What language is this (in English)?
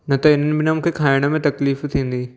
Sindhi